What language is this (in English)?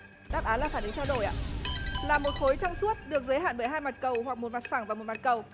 Vietnamese